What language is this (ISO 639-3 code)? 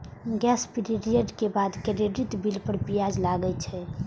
mai